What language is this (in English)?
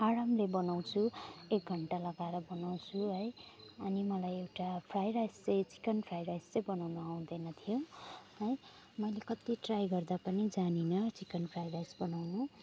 Nepali